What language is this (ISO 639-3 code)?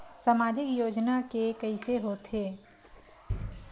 hne